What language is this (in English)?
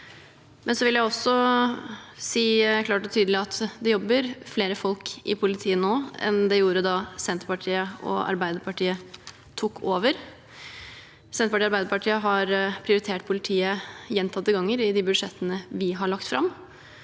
Norwegian